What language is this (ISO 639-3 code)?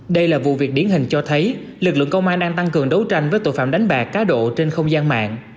vie